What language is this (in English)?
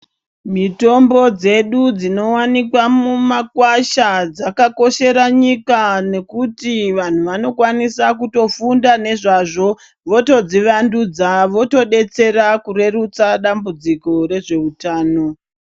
Ndau